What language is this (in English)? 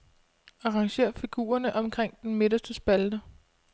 Danish